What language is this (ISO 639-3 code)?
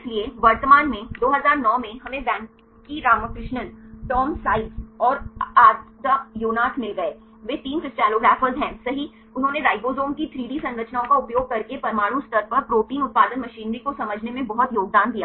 hin